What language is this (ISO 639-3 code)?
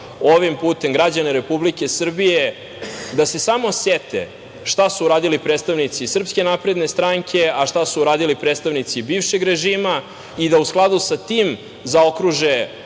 srp